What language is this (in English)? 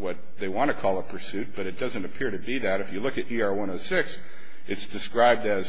English